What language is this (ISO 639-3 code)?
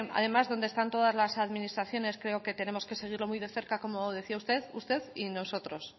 spa